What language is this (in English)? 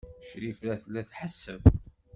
Kabyle